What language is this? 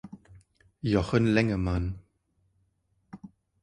German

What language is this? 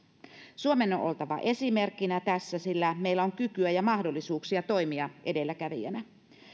Finnish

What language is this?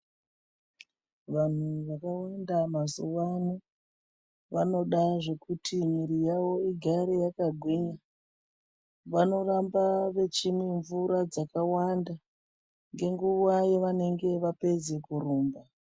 Ndau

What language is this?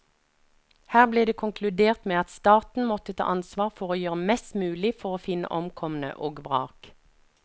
Norwegian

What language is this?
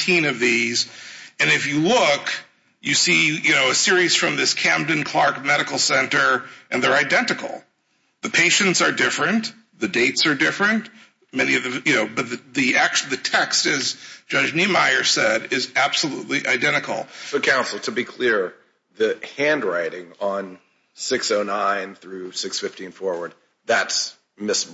English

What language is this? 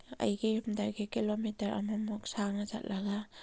Manipuri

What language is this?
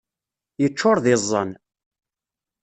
Kabyle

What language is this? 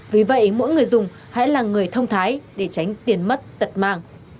Vietnamese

